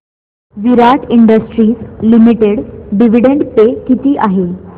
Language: Marathi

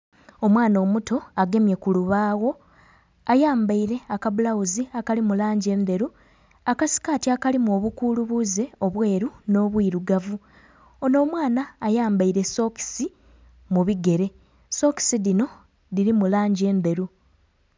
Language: Soga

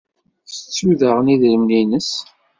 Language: Kabyle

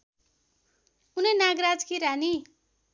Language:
Nepali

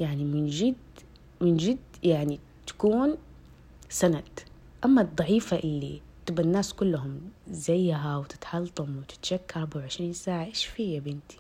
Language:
Arabic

